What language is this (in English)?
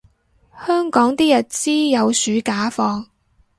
Cantonese